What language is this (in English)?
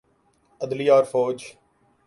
Urdu